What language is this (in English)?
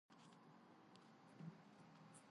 Georgian